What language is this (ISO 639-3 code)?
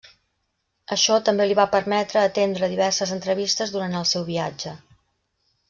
cat